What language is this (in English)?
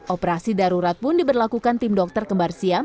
Indonesian